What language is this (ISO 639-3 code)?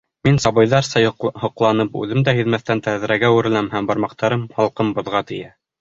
bak